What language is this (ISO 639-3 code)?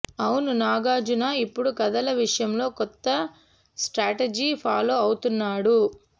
tel